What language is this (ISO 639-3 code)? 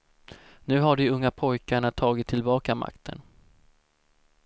swe